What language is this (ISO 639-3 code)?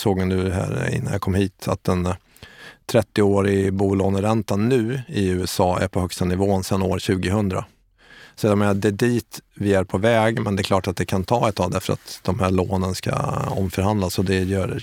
swe